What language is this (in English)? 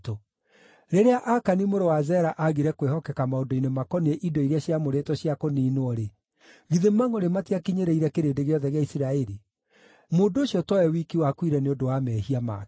Kikuyu